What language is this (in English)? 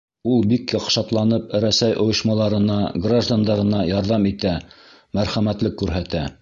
Bashkir